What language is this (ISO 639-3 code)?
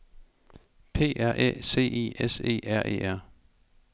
dan